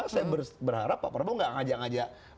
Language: Indonesian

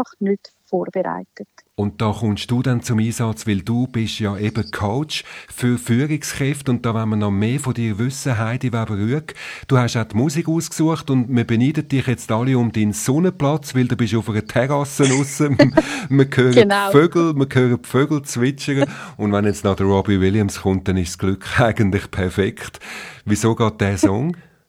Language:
German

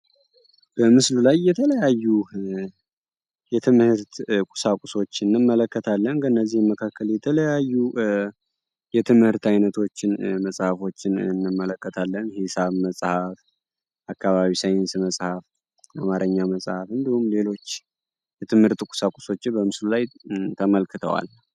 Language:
Amharic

